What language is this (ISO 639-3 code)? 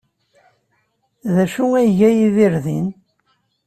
kab